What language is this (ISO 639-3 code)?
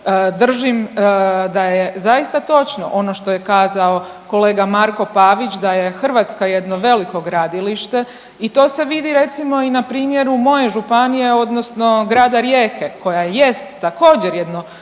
hrv